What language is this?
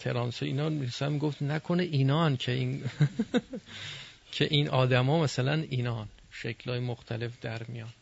Persian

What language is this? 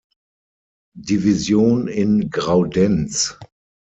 German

